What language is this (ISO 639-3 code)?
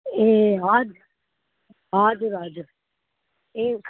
nep